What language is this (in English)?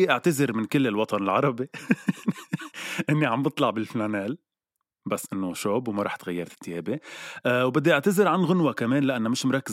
Arabic